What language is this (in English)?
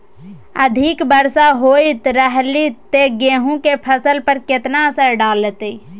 Maithili